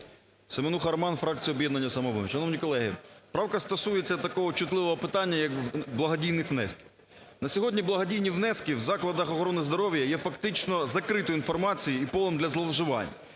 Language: Ukrainian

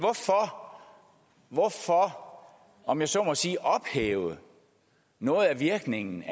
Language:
Danish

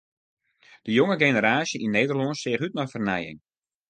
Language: Western Frisian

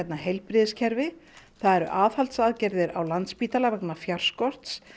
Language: Icelandic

